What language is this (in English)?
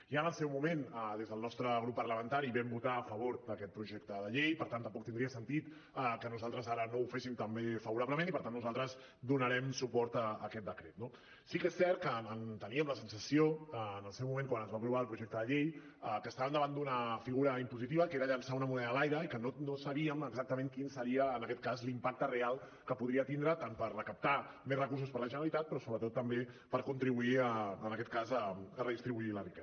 Catalan